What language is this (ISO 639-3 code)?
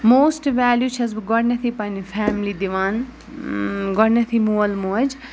kas